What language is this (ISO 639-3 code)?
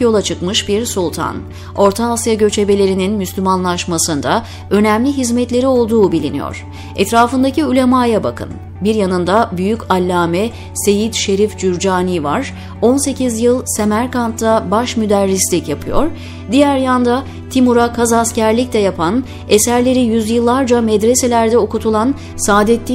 tur